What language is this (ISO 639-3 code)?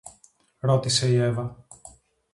ell